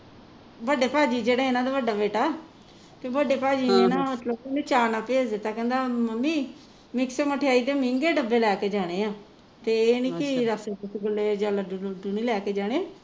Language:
Punjabi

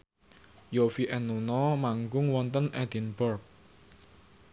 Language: Javanese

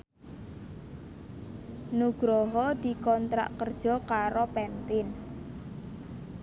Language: Javanese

